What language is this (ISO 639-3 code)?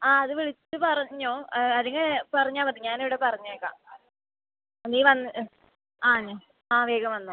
mal